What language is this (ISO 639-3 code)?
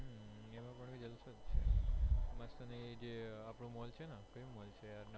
guj